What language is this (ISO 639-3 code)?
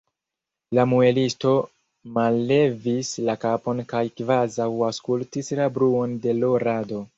epo